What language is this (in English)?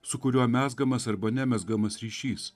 Lithuanian